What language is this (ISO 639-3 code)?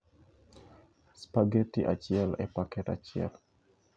luo